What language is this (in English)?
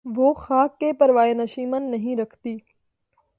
Urdu